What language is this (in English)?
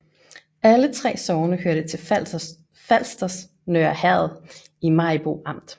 Danish